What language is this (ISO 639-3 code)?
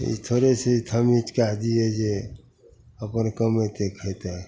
mai